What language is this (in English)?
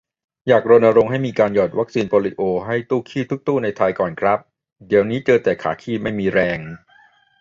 Thai